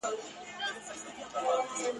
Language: Pashto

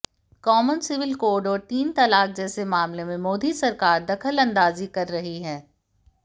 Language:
Hindi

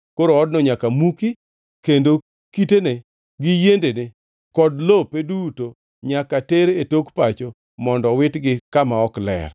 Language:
Luo (Kenya and Tanzania)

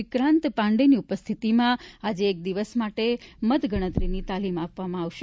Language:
Gujarati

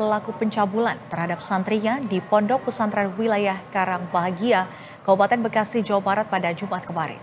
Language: Indonesian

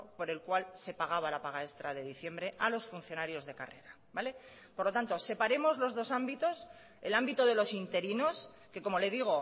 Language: Spanish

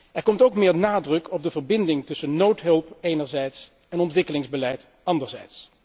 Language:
Dutch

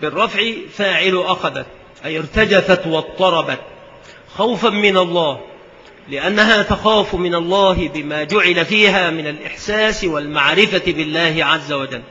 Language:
Arabic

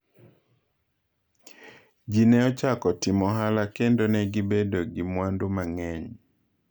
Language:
Luo (Kenya and Tanzania)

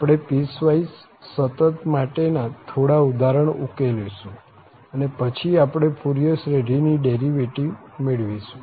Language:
Gujarati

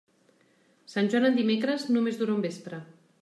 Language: Catalan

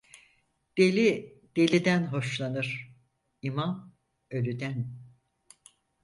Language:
Turkish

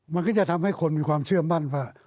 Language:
Thai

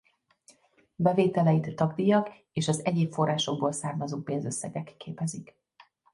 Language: Hungarian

